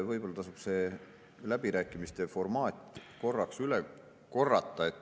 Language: Estonian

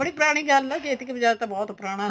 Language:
Punjabi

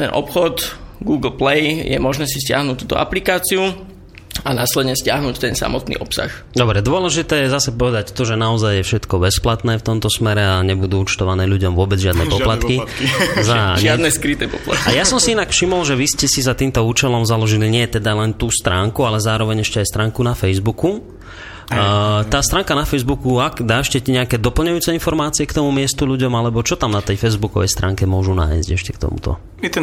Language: Slovak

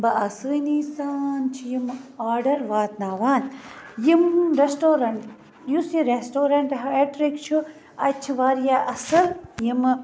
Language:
Kashmiri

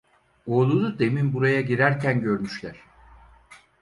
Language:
Turkish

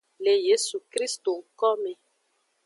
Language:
Aja (Benin)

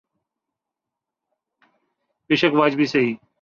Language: Urdu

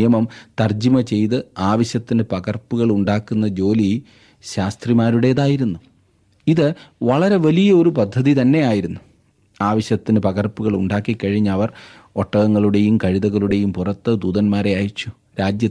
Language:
Malayalam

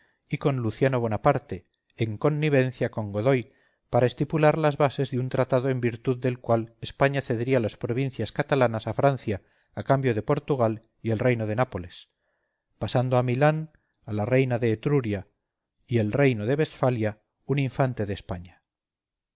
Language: Spanish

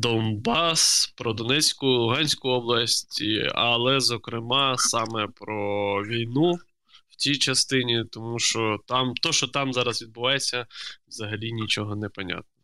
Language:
Ukrainian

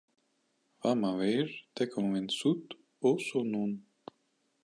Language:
Occitan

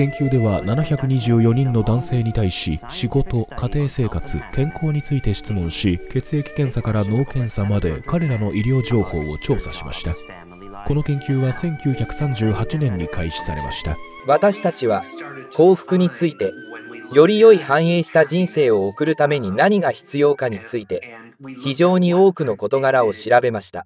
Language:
Japanese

